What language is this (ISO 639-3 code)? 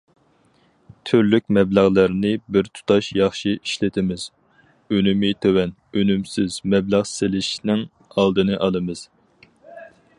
uig